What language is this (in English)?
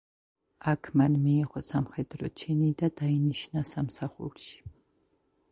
Georgian